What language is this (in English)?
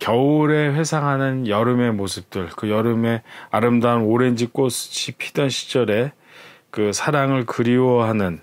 Korean